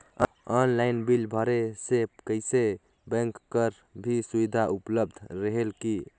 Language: Chhattisgarhi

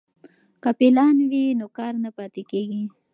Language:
Pashto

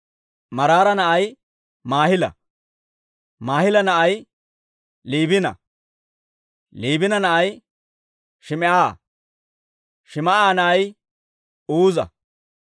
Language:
Dawro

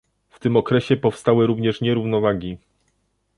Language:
Polish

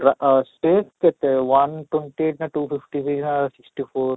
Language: Odia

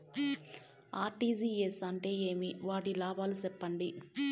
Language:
Telugu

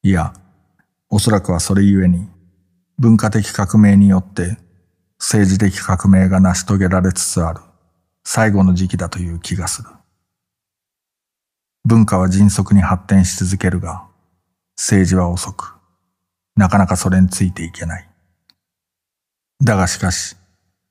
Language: Japanese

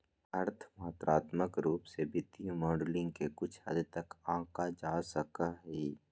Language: Magahi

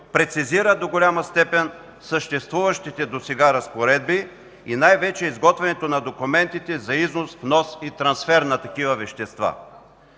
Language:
Bulgarian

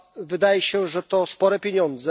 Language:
Polish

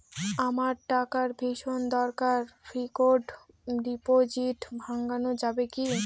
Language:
Bangla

